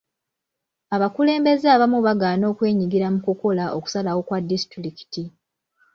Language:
Ganda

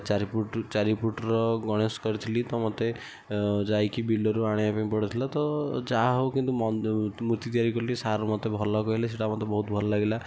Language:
Odia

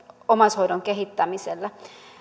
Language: Finnish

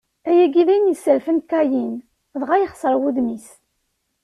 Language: Kabyle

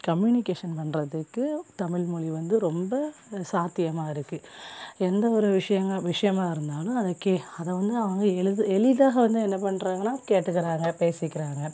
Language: Tamil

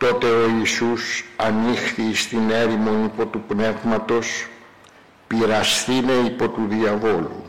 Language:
Greek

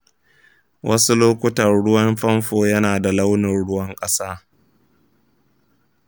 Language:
Hausa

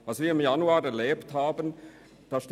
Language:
Swiss German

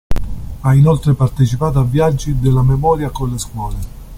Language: Italian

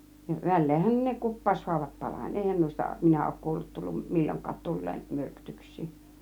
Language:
Finnish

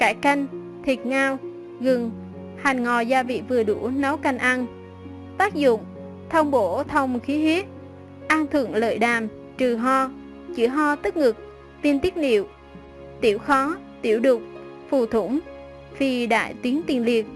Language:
Vietnamese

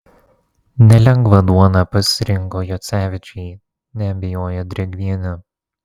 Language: Lithuanian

